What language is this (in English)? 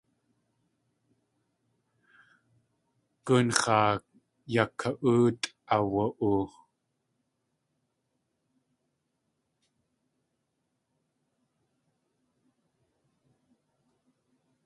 Tlingit